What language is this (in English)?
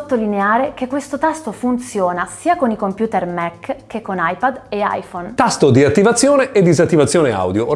Italian